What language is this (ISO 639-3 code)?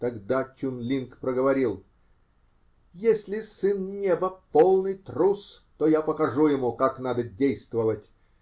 rus